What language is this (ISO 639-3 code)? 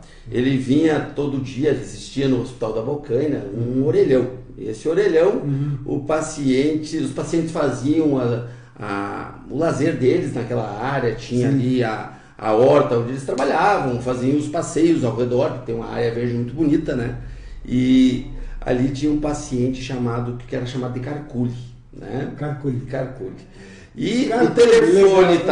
por